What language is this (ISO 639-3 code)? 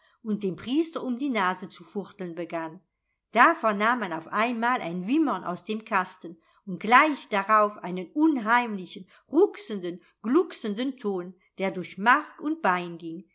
deu